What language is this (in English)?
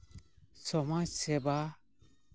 Santali